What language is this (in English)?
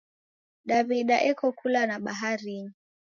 Taita